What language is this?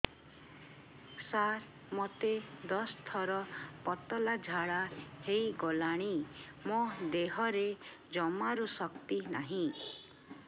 Odia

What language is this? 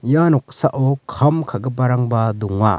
Garo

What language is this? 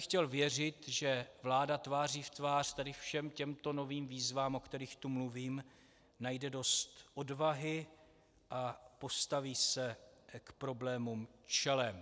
Czech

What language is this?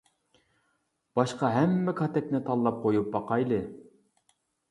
Uyghur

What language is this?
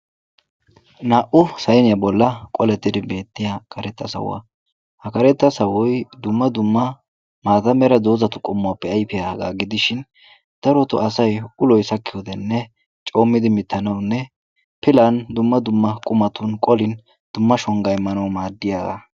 Wolaytta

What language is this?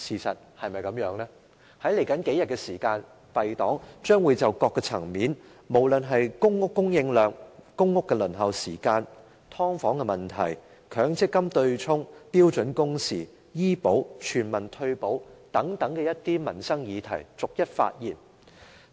Cantonese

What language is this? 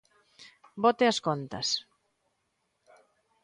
Galician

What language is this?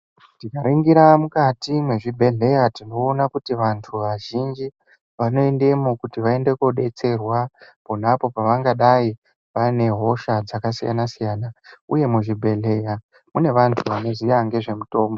Ndau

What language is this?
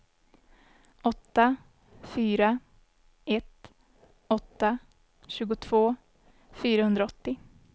Swedish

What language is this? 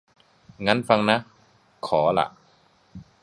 Thai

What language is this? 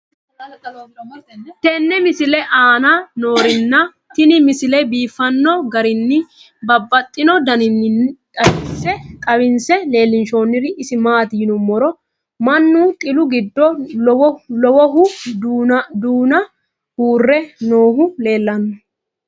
Sidamo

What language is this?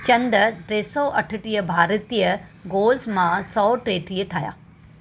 Sindhi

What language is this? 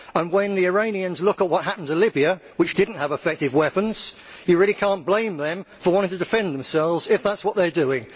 English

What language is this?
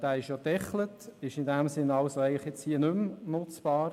Swiss German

